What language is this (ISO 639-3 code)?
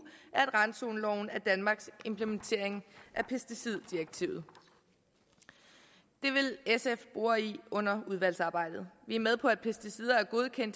dan